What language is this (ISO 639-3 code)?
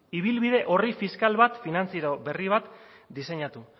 eus